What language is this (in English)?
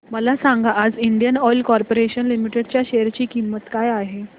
Marathi